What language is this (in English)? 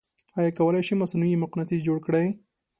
Pashto